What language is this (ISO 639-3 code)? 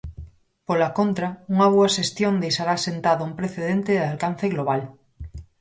glg